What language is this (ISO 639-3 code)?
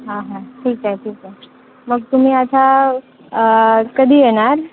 mar